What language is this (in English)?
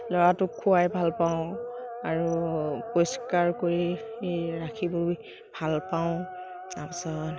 Assamese